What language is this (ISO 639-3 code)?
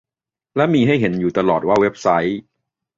tha